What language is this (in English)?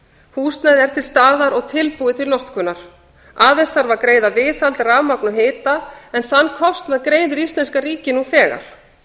Icelandic